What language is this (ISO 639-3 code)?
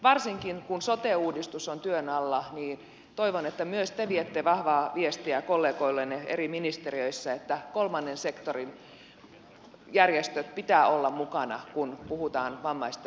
fin